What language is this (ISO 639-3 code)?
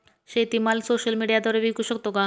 mar